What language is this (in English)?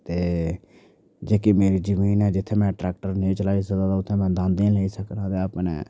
Dogri